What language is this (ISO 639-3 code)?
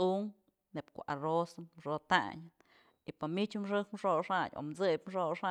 mzl